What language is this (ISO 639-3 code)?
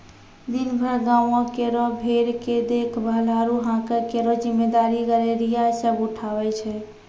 mai